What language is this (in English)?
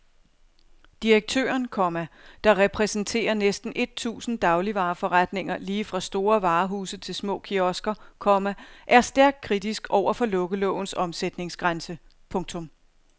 Danish